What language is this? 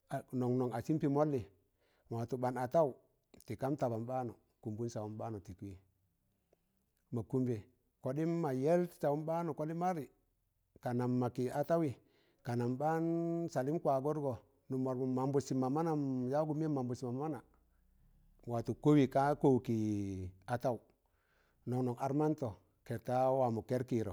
Tangale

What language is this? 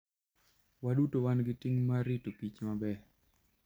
Luo (Kenya and Tanzania)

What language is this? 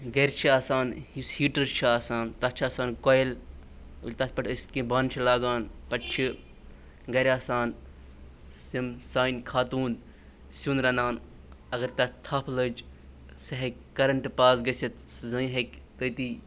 Kashmiri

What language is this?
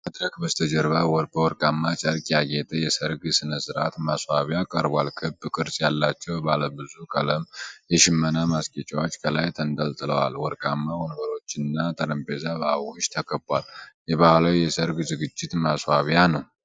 Amharic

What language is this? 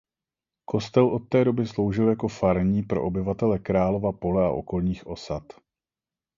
Czech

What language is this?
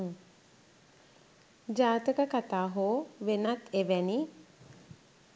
Sinhala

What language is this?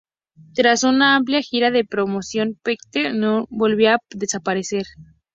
Spanish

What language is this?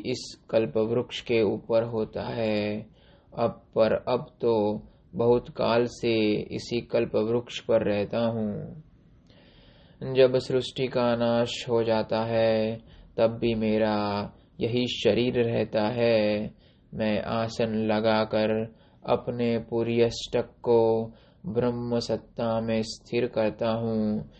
Hindi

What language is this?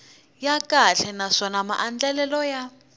Tsonga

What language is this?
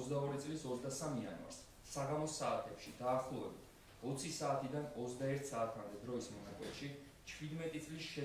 Romanian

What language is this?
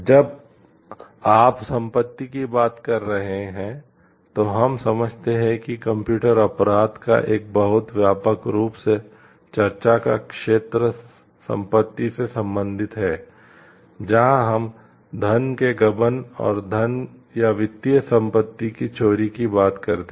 Hindi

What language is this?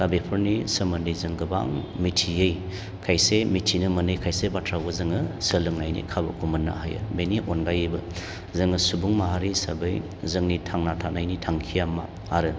Bodo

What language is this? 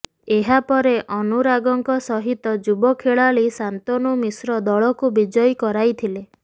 Odia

